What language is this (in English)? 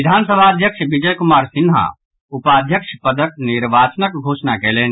Maithili